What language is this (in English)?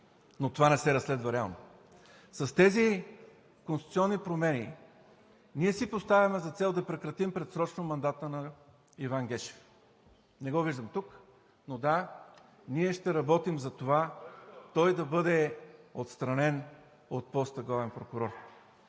Bulgarian